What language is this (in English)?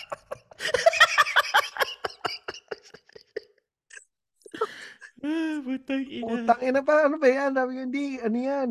Filipino